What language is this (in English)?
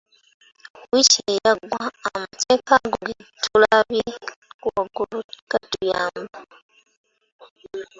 Ganda